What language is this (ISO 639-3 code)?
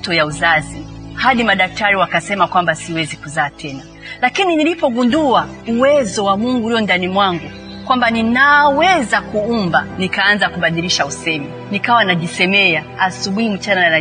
swa